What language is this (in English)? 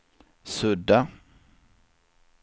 Swedish